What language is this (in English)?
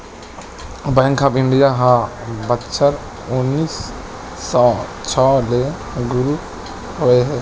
Chhattisgarhi